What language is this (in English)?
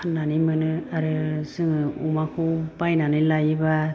Bodo